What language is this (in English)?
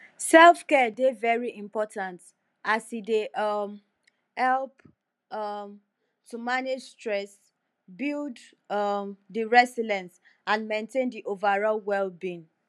Nigerian Pidgin